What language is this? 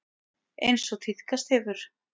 Icelandic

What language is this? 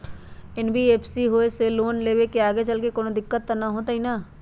Magahi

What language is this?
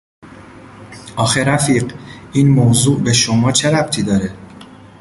Persian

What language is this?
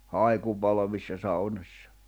Finnish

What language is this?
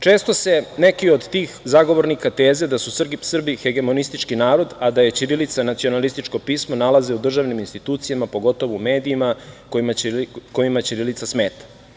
Serbian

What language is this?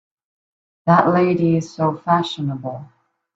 English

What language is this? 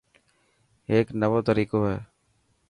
Dhatki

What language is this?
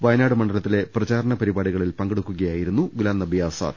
Malayalam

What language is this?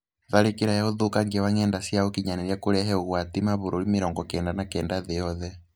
Kikuyu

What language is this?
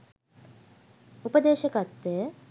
Sinhala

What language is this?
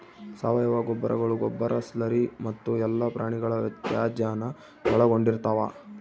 Kannada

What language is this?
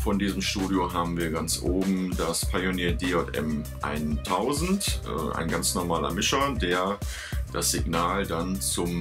German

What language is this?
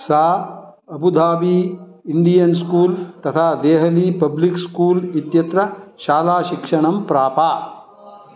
Sanskrit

